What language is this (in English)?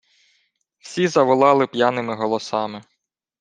Ukrainian